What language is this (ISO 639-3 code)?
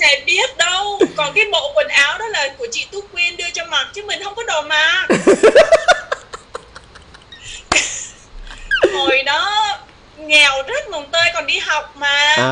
vie